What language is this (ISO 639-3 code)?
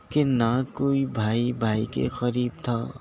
urd